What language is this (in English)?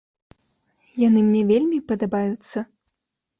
Belarusian